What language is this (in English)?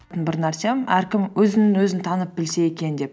Kazakh